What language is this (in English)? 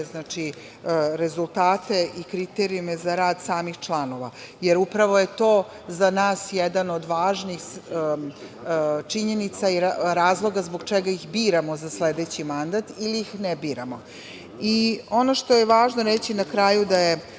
Serbian